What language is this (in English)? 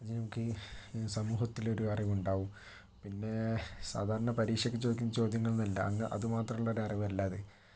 Malayalam